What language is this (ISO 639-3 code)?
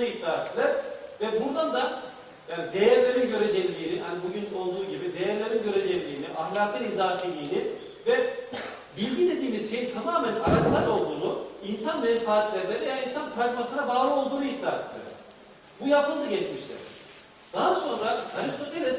tur